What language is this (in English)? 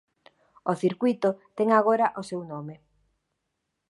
Galician